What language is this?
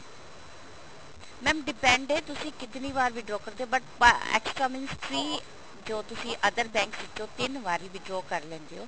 Punjabi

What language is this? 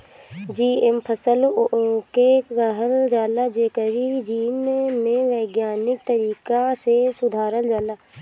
Bhojpuri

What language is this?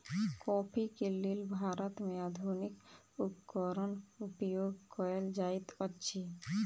Maithili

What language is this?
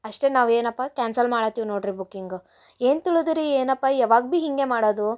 Kannada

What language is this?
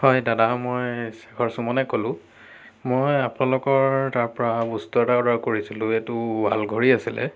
Assamese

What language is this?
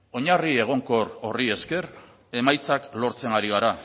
Basque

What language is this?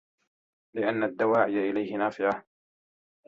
Arabic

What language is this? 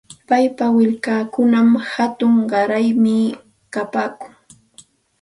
Santa Ana de Tusi Pasco Quechua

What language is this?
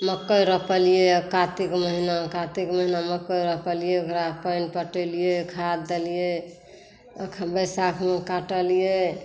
Maithili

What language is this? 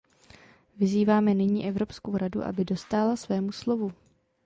Czech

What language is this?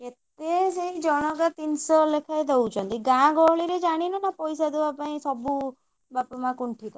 Odia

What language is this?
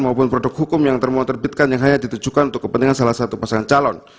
Indonesian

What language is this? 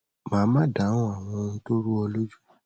Yoruba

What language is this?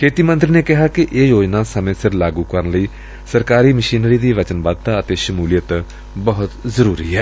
Punjabi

